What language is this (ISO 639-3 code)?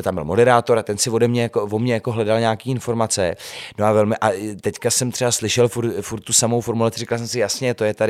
ces